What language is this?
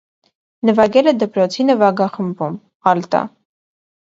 Armenian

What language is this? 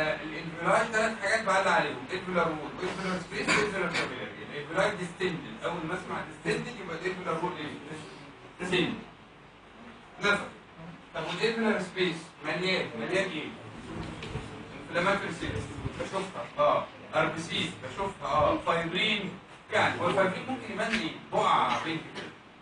Arabic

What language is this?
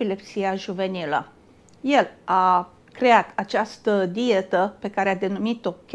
Romanian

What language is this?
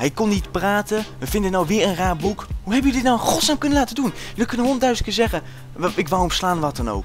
Dutch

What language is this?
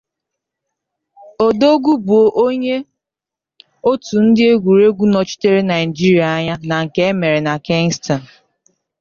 Igbo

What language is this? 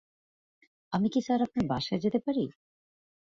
Bangla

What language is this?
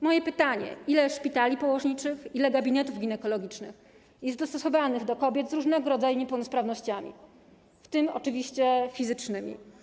Polish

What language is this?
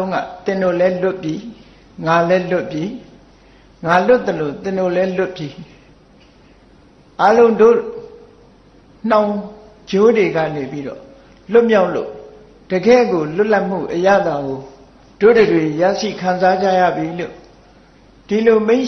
Vietnamese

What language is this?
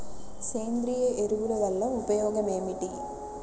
Telugu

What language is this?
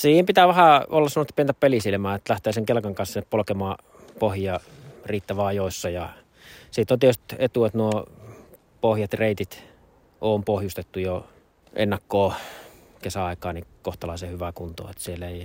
Finnish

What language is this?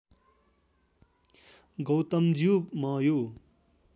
Nepali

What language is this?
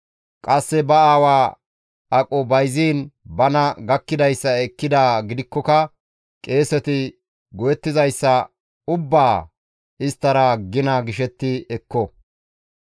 Gamo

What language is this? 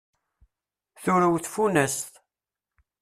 Kabyle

